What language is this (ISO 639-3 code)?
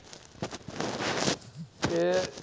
guj